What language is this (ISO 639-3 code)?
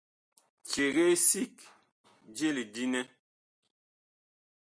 bkh